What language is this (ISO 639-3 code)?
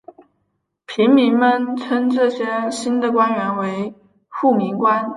zho